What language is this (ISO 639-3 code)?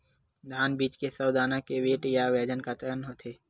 hne